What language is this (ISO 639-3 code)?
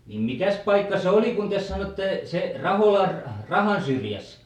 fin